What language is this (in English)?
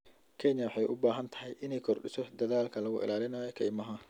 Somali